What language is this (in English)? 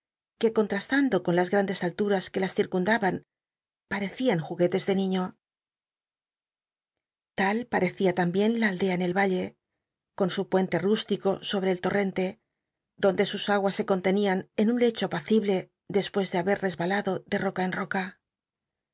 Spanish